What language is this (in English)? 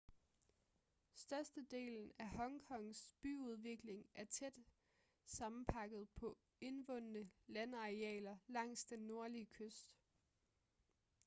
Danish